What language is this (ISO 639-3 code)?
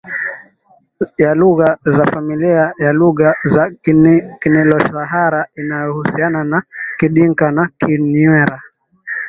swa